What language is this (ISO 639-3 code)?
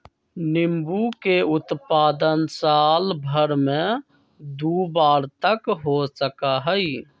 mag